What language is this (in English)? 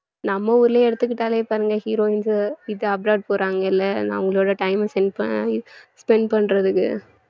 Tamil